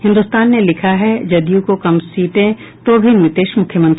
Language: Hindi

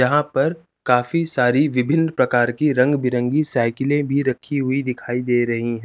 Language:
Hindi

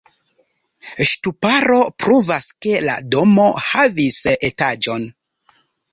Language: Esperanto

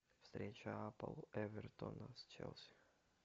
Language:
Russian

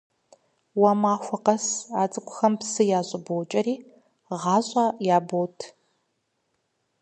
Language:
Kabardian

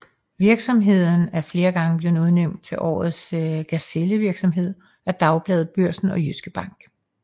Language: Danish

